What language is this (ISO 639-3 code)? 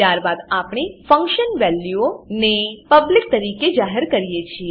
guj